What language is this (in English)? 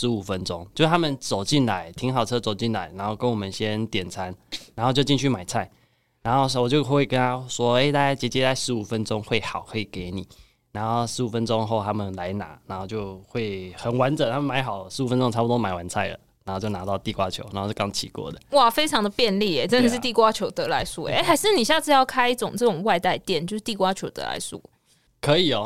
Chinese